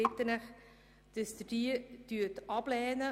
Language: Swiss German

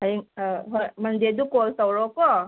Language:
Manipuri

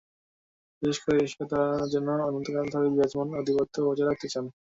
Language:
Bangla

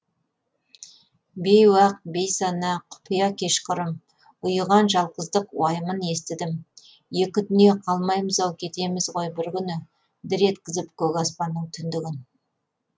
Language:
Kazakh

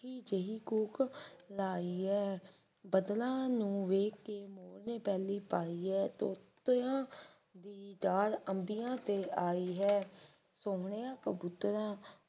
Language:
Punjabi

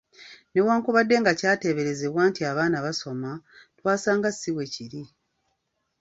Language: Ganda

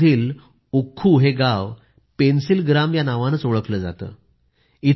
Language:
Marathi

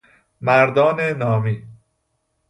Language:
Persian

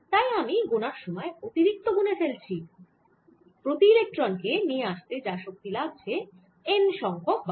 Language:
Bangla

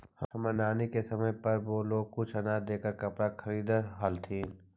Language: Magahi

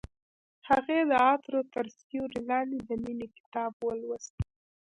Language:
Pashto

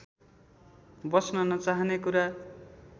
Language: Nepali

